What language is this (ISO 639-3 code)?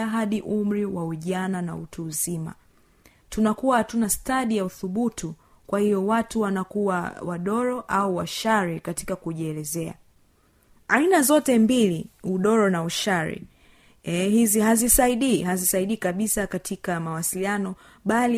swa